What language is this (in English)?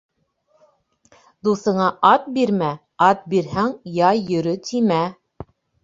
Bashkir